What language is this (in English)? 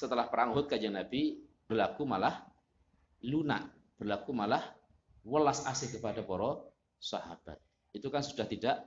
Indonesian